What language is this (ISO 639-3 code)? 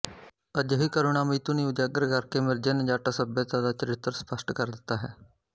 pan